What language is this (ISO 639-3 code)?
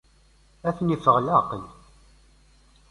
kab